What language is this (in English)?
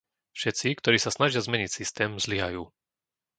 Slovak